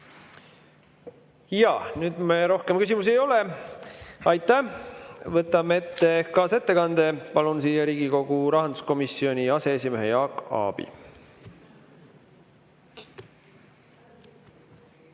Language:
Estonian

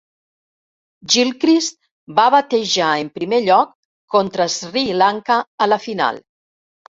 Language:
Catalan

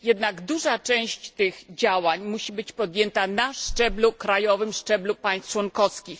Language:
Polish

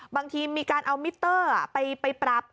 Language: Thai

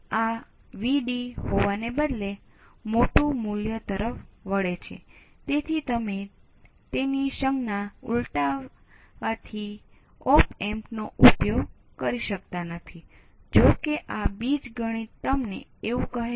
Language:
Gujarati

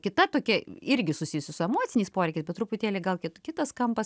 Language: Lithuanian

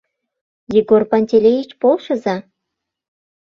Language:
Mari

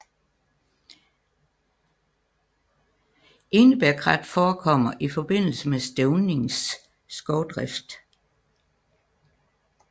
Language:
Danish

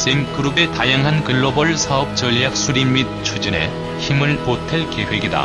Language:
Korean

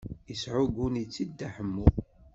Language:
Kabyle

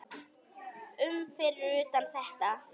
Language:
Icelandic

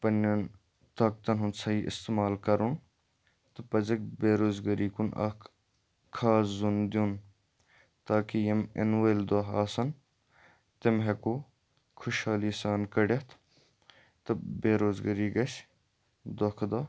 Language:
Kashmiri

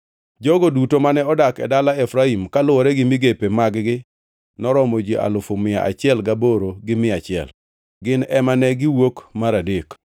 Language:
Luo (Kenya and Tanzania)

